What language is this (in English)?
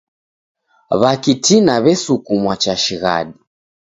Taita